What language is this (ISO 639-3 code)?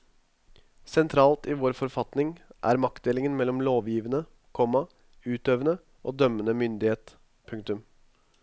nor